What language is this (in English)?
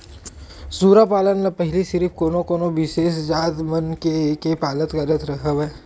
Chhattisgarhi